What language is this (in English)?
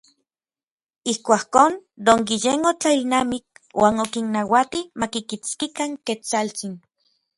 Orizaba Nahuatl